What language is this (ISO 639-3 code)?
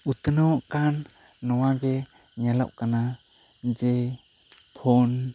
sat